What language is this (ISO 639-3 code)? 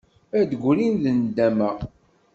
kab